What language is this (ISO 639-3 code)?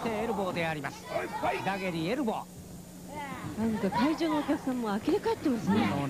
jpn